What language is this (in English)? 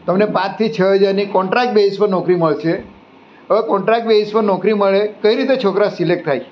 Gujarati